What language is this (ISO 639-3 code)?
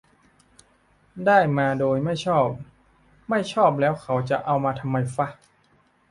tha